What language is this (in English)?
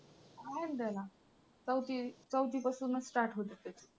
Marathi